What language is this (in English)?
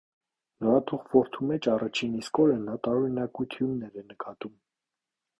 Armenian